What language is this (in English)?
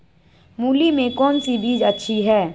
Magahi